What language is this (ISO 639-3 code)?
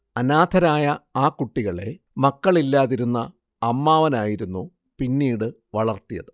mal